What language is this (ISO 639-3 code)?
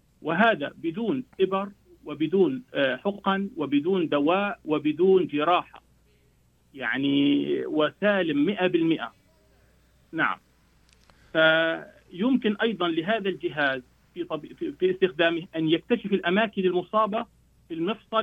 ara